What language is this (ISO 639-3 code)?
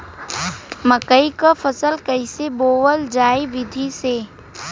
bho